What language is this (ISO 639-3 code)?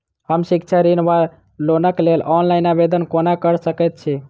mai